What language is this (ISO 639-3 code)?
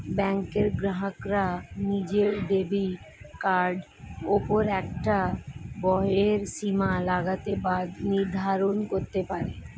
ben